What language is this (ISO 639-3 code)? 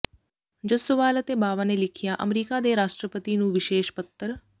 pan